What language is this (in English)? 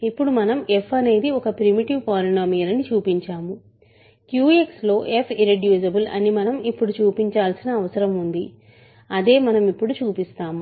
Telugu